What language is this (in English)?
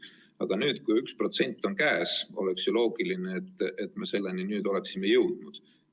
Estonian